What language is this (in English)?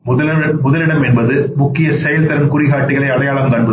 Tamil